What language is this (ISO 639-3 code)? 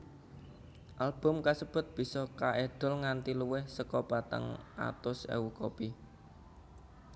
jav